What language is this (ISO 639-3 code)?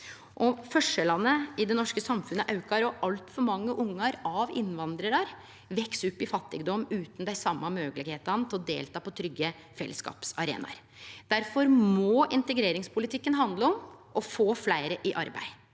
nor